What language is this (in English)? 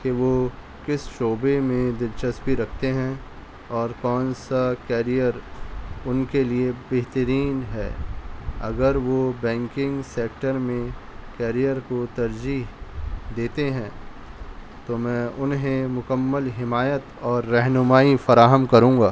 Urdu